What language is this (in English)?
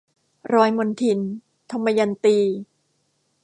Thai